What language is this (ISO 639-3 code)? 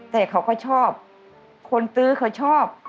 tha